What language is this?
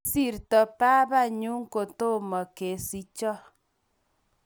Kalenjin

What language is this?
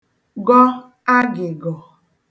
Igbo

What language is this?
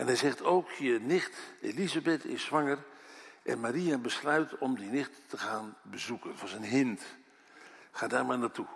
Dutch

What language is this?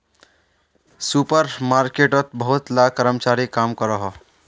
Magahi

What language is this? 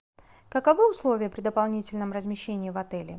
Russian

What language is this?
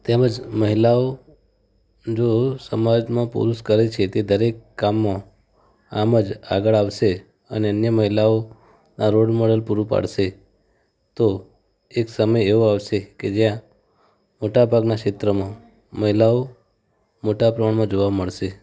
Gujarati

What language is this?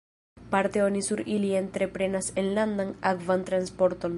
Esperanto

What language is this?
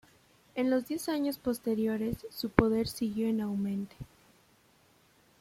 Spanish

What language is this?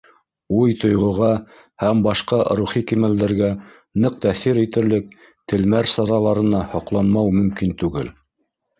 Bashkir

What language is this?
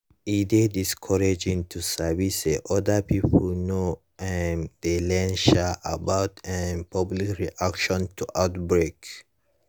Nigerian Pidgin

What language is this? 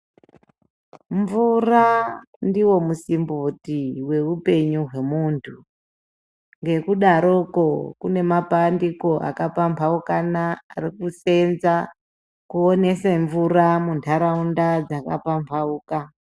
Ndau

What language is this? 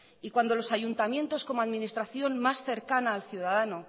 Spanish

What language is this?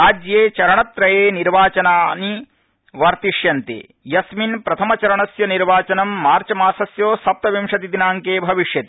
Sanskrit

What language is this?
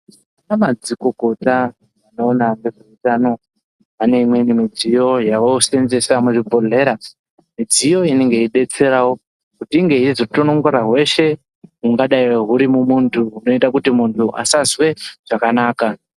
Ndau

